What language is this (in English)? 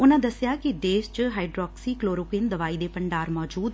Punjabi